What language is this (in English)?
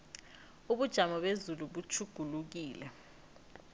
South Ndebele